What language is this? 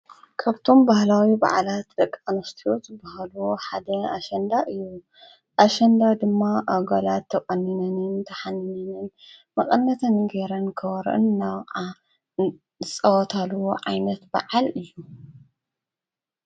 Tigrinya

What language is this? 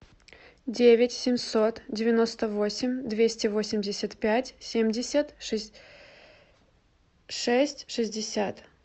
Russian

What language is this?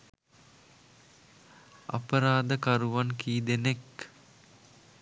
Sinhala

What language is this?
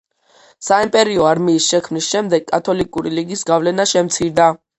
Georgian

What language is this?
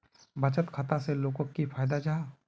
Magahi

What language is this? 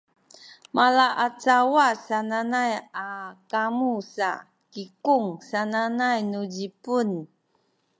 Sakizaya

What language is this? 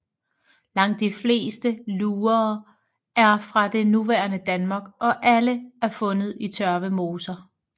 Danish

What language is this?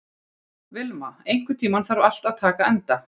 Icelandic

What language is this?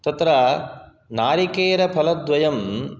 Sanskrit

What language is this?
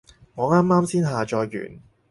Cantonese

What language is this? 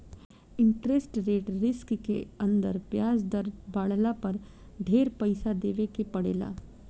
Bhojpuri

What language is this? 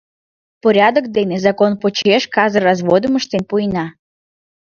Mari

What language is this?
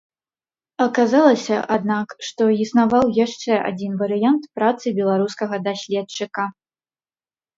Belarusian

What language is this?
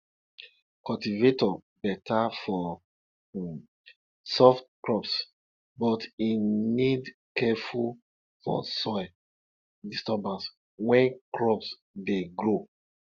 Nigerian Pidgin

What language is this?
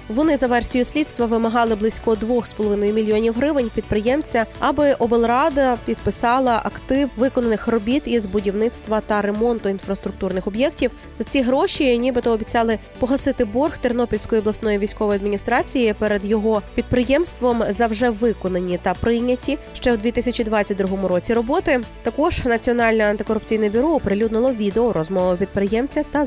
Ukrainian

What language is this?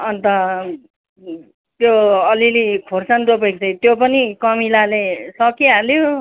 Nepali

